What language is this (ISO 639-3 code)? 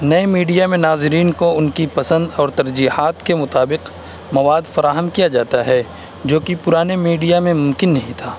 urd